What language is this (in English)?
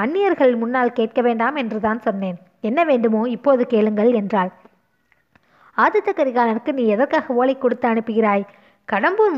Tamil